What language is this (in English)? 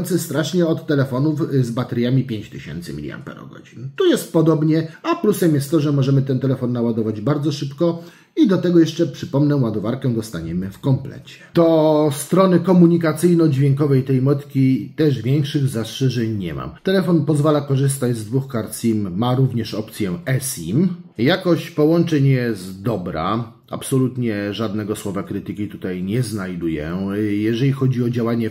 Polish